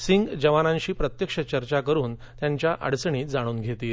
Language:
Marathi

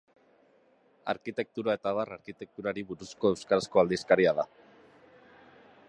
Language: Basque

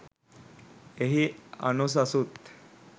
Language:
Sinhala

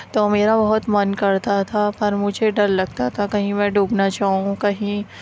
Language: Urdu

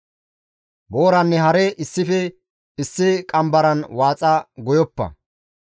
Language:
Gamo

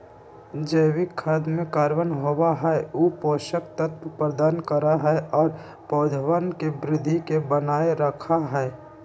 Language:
Magahi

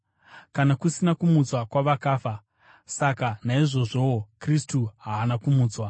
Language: Shona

